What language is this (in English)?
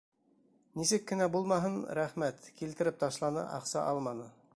Bashkir